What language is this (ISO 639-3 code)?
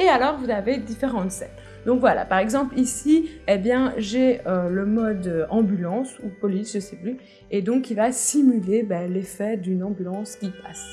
fra